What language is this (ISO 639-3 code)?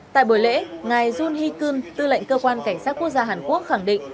vie